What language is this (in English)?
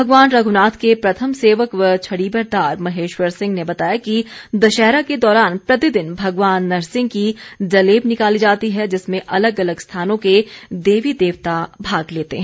Hindi